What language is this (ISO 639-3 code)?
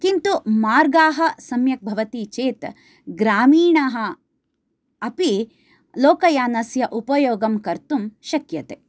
san